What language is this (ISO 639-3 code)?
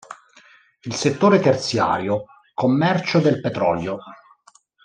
ita